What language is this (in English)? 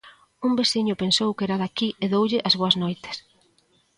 Galician